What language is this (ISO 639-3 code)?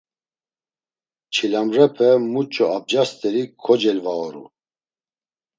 lzz